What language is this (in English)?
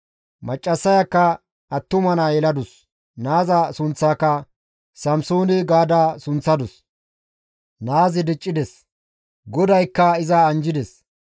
Gamo